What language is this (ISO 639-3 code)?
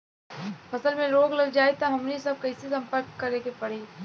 bho